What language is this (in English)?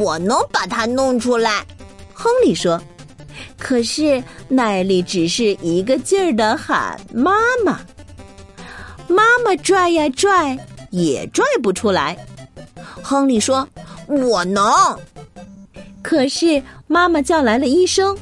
Chinese